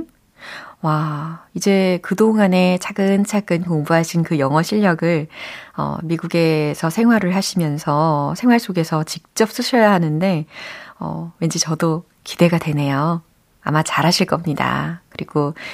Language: Korean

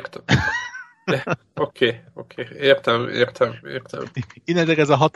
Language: Hungarian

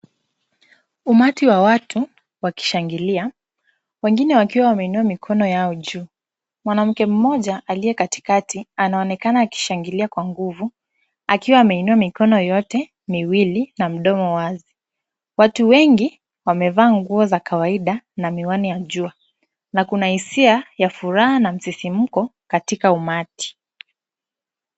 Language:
Swahili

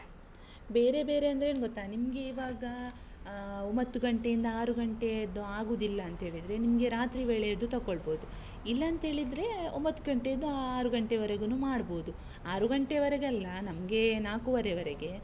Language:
Kannada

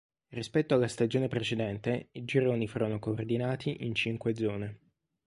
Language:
Italian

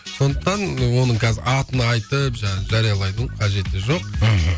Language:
Kazakh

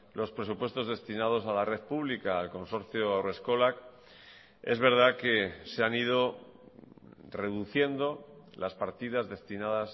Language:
Spanish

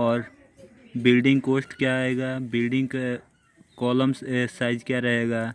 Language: Hindi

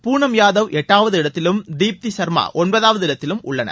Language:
Tamil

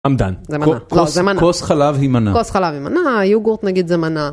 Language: Hebrew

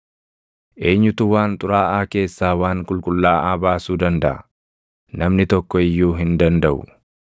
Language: Oromo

